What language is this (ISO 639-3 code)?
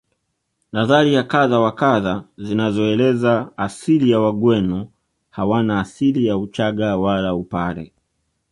swa